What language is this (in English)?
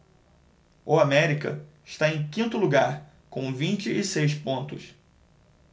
Portuguese